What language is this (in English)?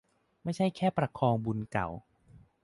Thai